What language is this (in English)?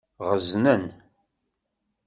Kabyle